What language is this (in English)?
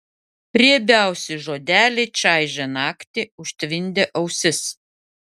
Lithuanian